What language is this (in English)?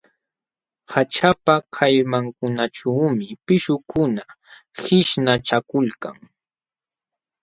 Jauja Wanca Quechua